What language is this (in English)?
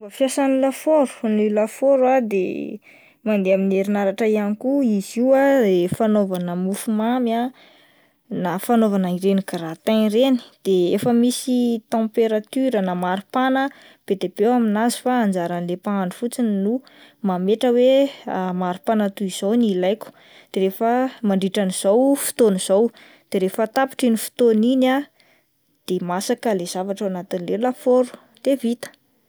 Malagasy